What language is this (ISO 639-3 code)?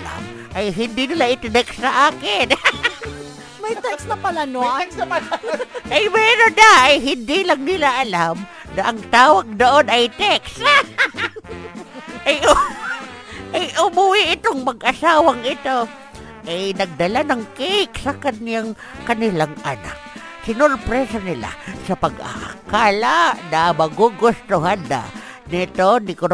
fil